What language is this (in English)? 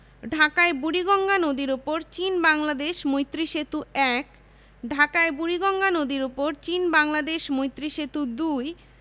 Bangla